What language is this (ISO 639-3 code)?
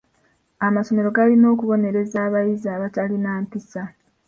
lug